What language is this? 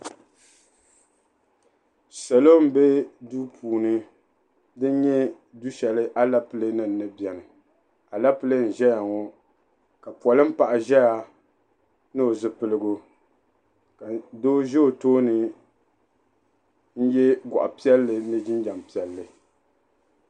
Dagbani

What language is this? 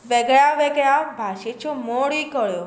Konkani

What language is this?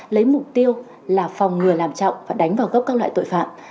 Vietnamese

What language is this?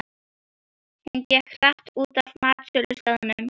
Icelandic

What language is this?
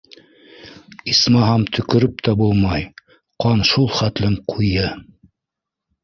Bashkir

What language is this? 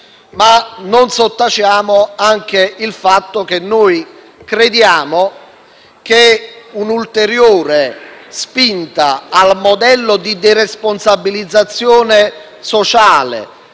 Italian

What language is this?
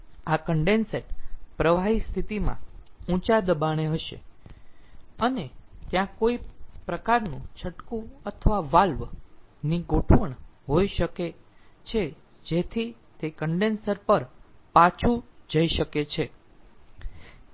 Gujarati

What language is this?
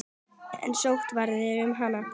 Icelandic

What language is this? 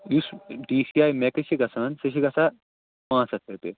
Kashmiri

